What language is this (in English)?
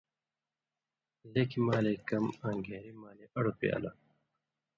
Indus Kohistani